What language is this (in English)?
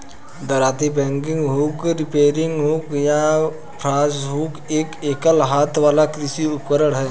Hindi